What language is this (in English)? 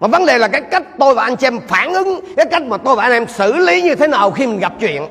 Vietnamese